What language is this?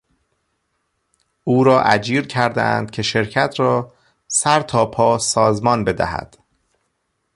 Persian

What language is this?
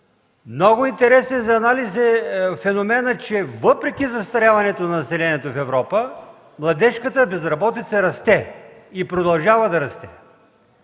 Bulgarian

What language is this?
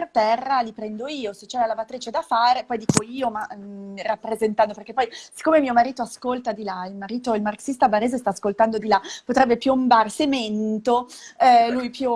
Italian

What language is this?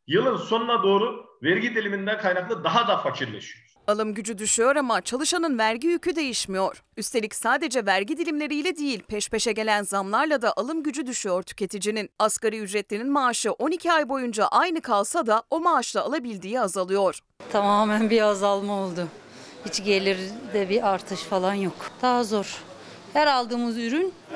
Turkish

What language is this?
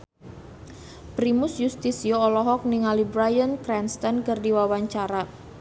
Sundanese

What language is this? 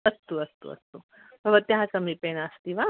Sanskrit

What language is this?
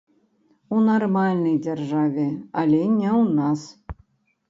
Belarusian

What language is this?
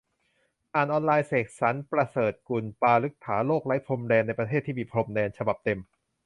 Thai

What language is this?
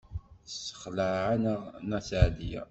Kabyle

